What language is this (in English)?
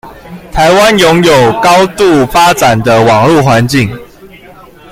Chinese